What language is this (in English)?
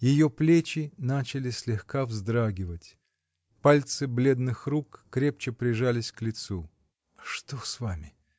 Russian